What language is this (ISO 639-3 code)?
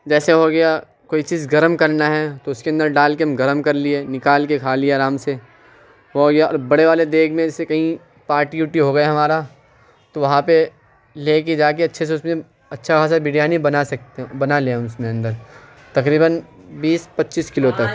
urd